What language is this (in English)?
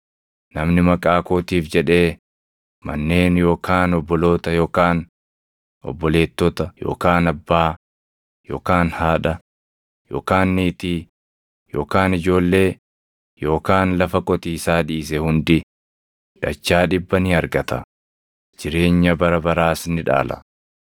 Oromo